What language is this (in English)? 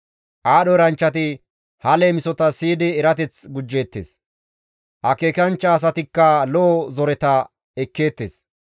Gamo